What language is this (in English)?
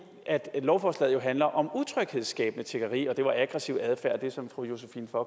Danish